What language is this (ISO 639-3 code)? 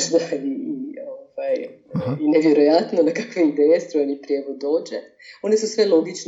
hrv